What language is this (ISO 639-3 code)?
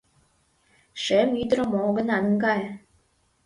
chm